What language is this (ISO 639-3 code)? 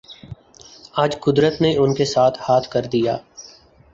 urd